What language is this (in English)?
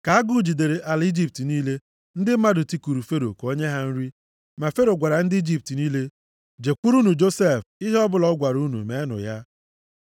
Igbo